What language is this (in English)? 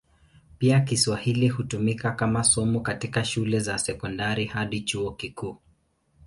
Swahili